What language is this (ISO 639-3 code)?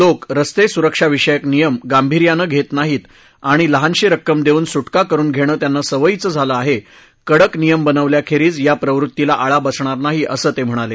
mar